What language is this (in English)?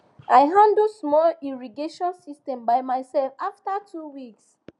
Nigerian Pidgin